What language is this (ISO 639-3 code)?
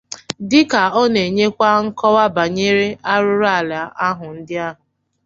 ibo